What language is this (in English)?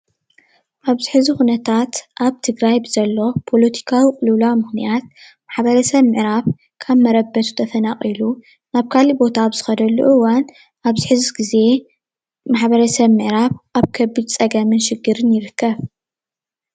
Tigrinya